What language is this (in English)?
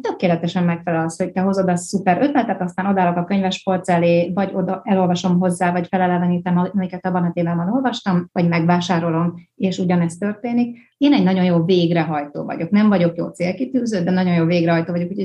Hungarian